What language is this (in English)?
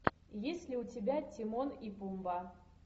Russian